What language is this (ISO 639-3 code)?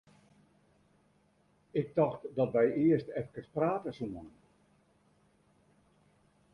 fry